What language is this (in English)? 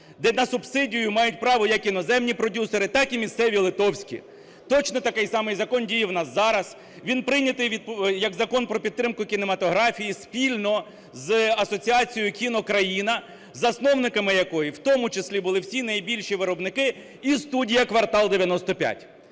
Ukrainian